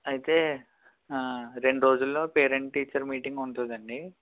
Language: Telugu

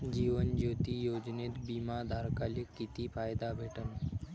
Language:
Marathi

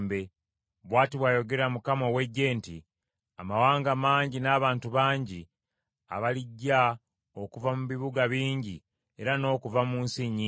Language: Ganda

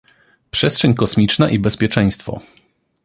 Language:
Polish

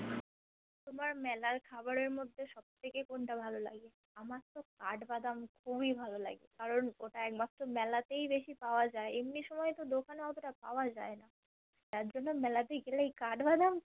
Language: Bangla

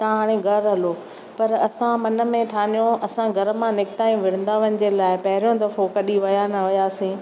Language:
Sindhi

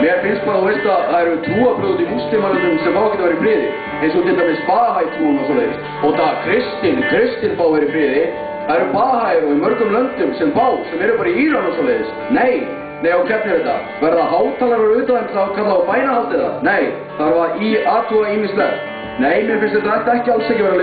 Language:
Latvian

